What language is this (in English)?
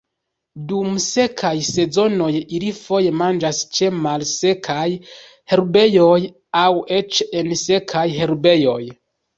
Esperanto